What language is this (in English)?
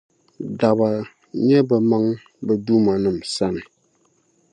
Dagbani